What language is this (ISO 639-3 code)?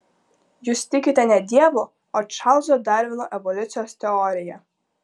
lit